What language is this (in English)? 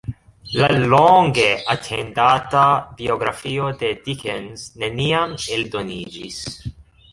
Esperanto